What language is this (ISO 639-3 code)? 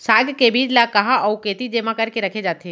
hne